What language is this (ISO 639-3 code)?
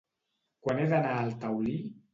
cat